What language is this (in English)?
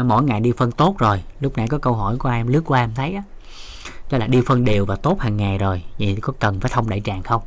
Vietnamese